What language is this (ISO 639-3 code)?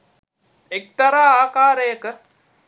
sin